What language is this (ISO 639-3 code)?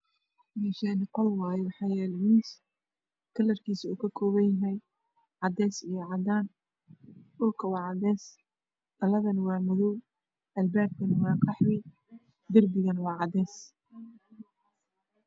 som